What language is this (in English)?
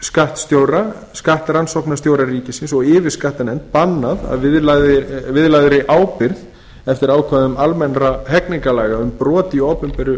Icelandic